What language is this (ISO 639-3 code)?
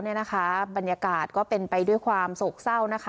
tha